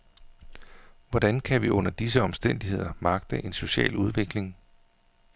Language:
Danish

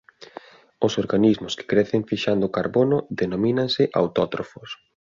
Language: Galician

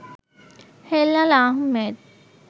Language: Bangla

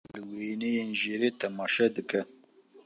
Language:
Kurdish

